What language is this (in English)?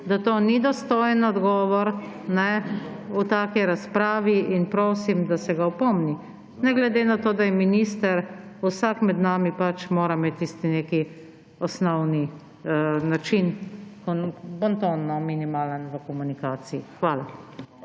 Slovenian